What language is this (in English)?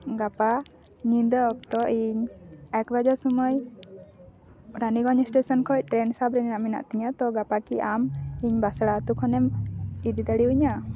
Santali